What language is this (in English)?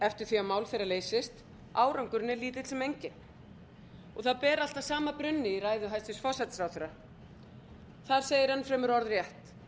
Icelandic